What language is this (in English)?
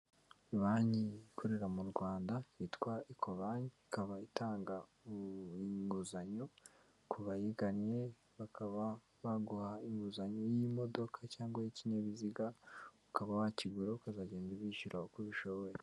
Kinyarwanda